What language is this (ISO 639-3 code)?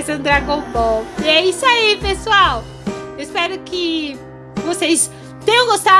por